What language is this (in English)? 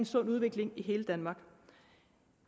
Danish